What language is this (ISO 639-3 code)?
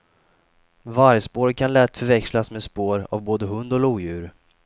swe